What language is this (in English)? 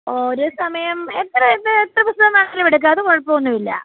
Malayalam